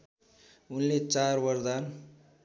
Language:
Nepali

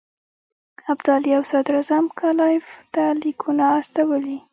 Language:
Pashto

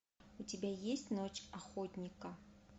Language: Russian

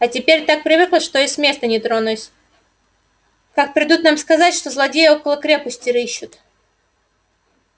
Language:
Russian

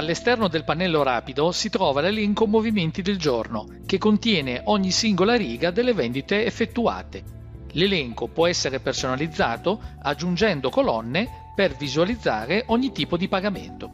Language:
Italian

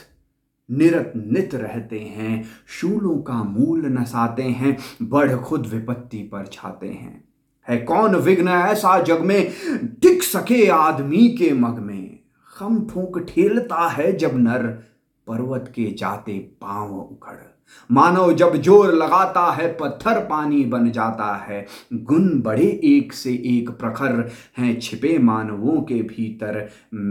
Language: Hindi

